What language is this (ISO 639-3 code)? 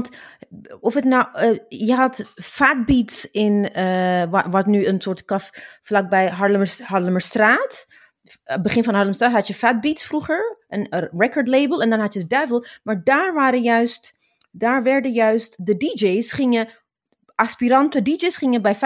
nld